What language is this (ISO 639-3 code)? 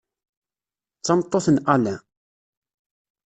kab